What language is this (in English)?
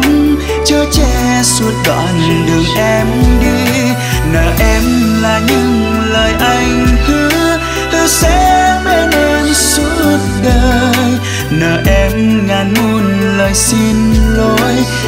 Vietnamese